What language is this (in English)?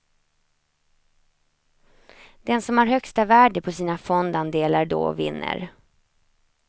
Swedish